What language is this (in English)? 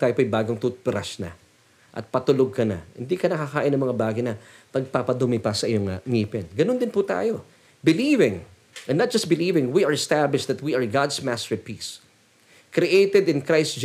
Filipino